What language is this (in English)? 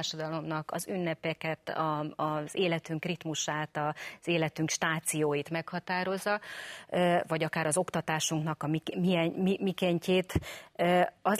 Hungarian